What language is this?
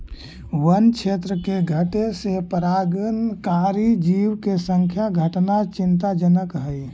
Magahi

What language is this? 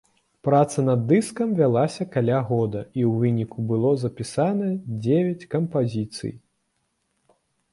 Belarusian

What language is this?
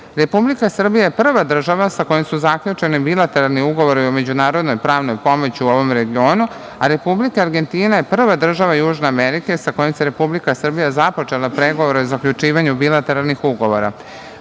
Serbian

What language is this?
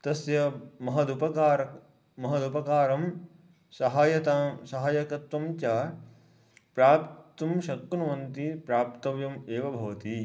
Sanskrit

